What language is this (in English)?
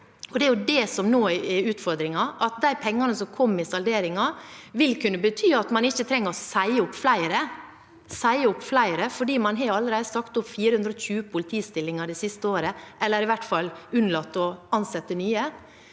Norwegian